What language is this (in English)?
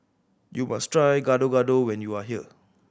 English